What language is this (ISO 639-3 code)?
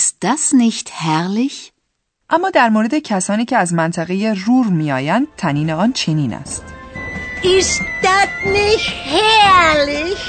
fas